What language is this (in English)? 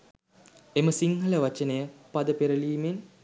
Sinhala